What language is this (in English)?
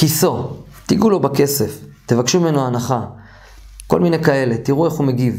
Hebrew